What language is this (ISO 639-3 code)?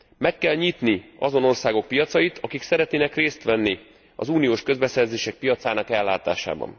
hun